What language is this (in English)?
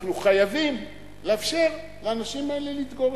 Hebrew